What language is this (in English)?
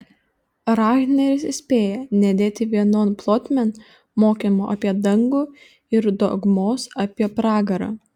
Lithuanian